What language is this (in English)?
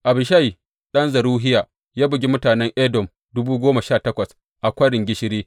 Hausa